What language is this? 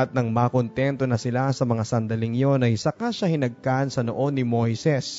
Filipino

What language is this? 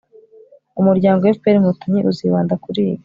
Kinyarwanda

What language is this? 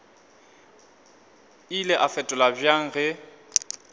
Northern Sotho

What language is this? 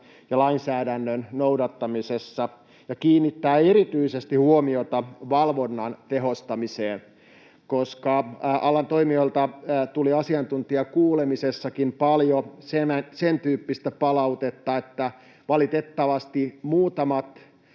Finnish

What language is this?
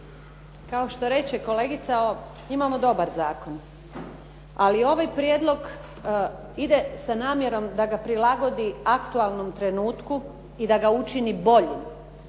Croatian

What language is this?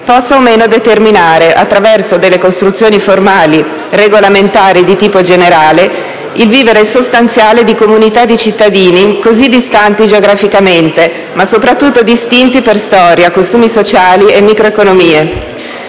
Italian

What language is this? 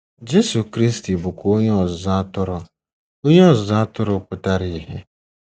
Igbo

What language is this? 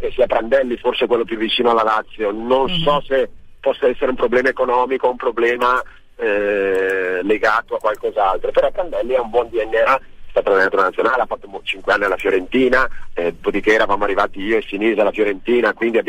Italian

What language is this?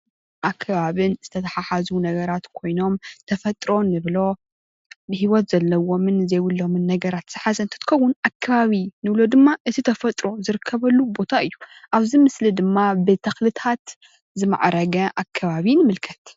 Tigrinya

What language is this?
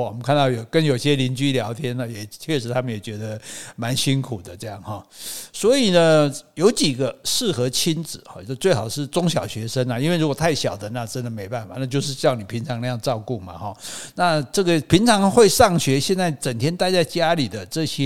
Chinese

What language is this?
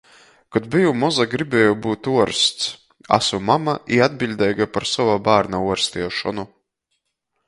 Latgalian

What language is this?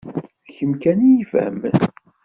Kabyle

